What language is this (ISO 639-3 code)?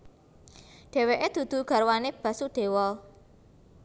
jav